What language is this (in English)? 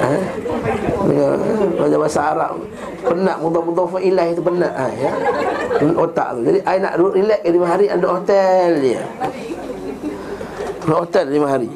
Malay